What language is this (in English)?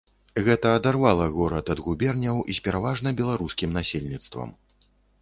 Belarusian